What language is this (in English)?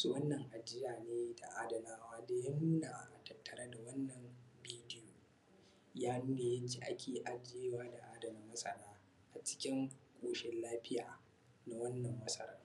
Hausa